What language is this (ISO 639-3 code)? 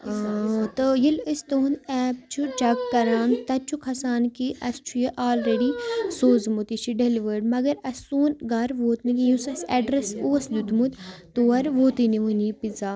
kas